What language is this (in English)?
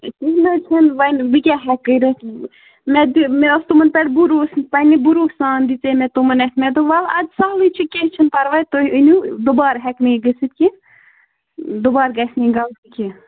Kashmiri